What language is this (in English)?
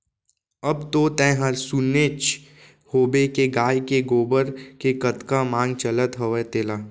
Chhattisgarhi